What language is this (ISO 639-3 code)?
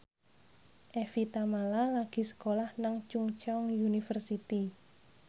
jav